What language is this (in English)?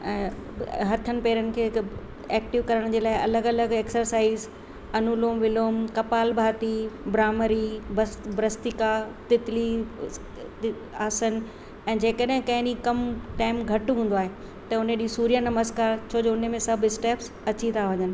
Sindhi